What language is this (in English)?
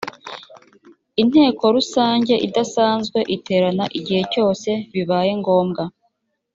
Kinyarwanda